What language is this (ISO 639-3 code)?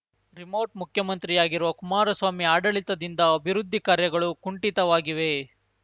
kan